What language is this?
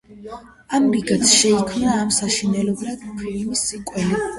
Georgian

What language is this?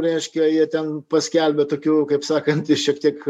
Lithuanian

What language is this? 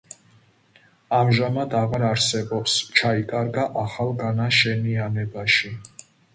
Georgian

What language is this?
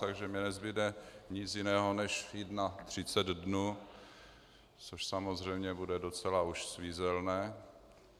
Czech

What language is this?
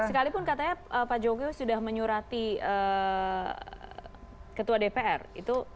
Indonesian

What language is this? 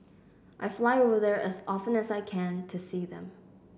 English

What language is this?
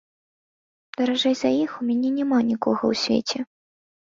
Belarusian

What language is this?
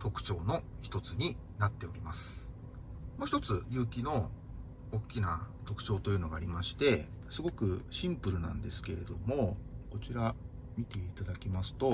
Japanese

